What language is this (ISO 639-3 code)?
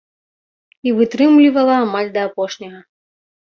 bel